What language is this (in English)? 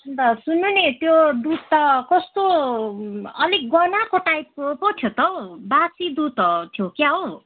Nepali